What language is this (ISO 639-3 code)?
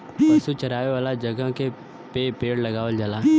bho